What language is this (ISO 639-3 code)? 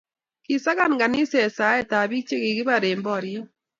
kln